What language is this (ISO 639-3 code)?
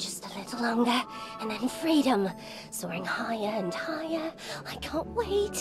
kor